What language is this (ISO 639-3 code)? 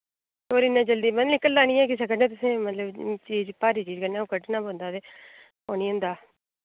doi